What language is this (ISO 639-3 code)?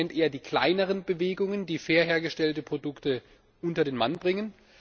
deu